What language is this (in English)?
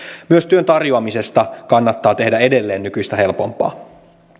Finnish